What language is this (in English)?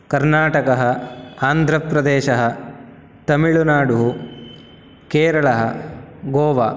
Sanskrit